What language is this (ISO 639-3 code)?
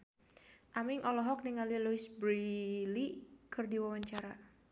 sun